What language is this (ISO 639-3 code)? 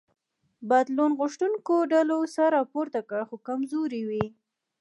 pus